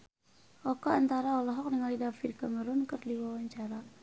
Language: Sundanese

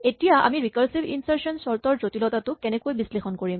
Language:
Assamese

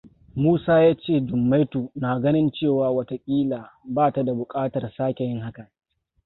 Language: Hausa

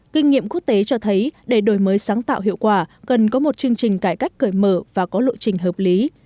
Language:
Vietnamese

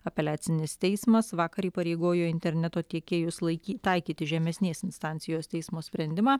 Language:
Lithuanian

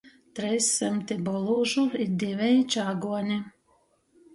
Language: Latgalian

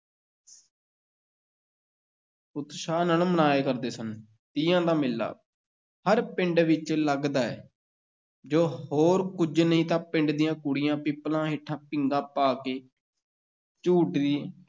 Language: Punjabi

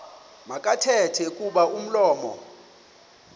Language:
Xhosa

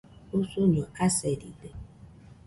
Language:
Nüpode Huitoto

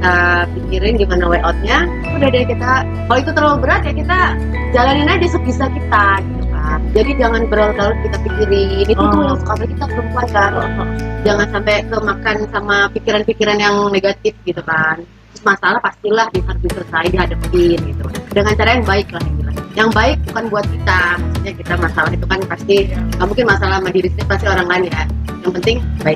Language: Indonesian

